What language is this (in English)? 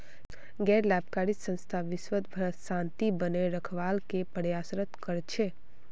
Magahi